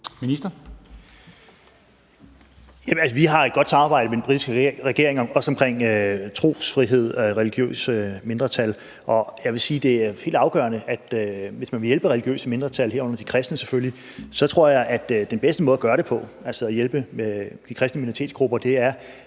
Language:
Danish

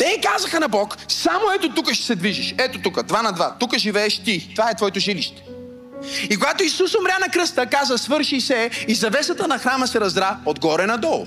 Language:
Bulgarian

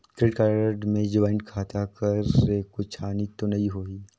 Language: Chhattisgarhi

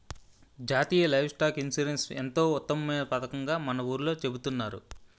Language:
Telugu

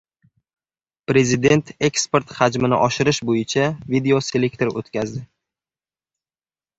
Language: Uzbek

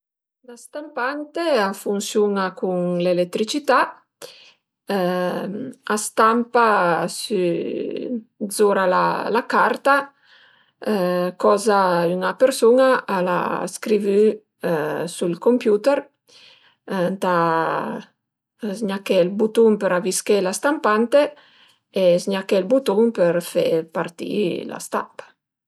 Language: Piedmontese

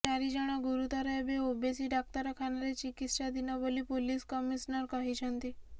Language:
Odia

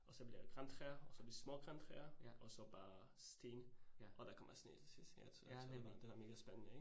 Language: Danish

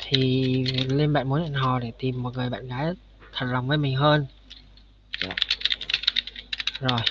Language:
Vietnamese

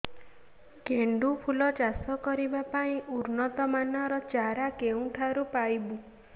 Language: Odia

